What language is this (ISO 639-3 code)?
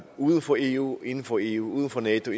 dan